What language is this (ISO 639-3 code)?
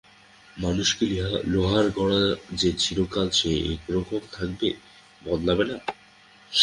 ben